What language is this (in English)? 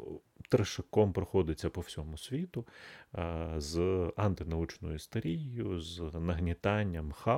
Ukrainian